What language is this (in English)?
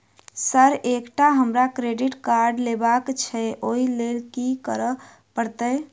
Maithili